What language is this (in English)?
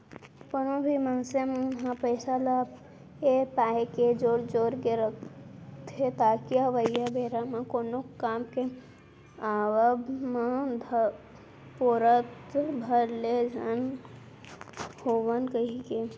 Chhattisgarhi